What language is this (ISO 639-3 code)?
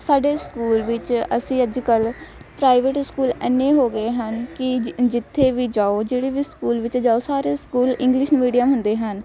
pan